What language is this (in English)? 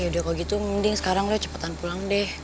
Indonesian